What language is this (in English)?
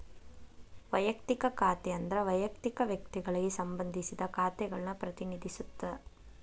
Kannada